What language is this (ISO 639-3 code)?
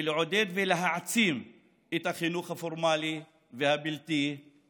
heb